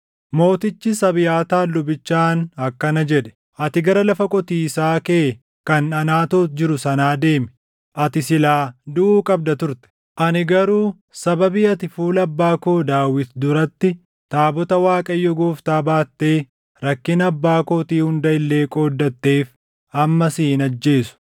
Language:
Oromo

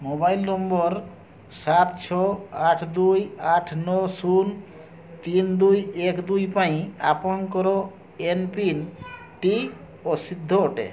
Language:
Odia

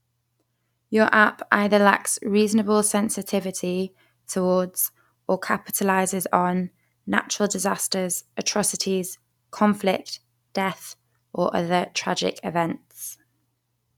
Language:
English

